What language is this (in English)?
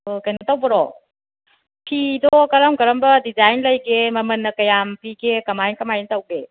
Manipuri